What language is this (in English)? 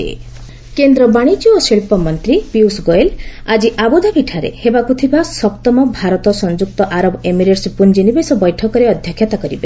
Odia